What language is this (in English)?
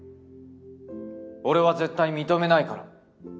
Japanese